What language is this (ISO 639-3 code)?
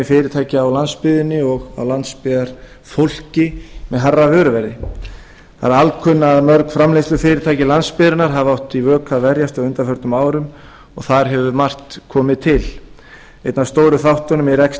isl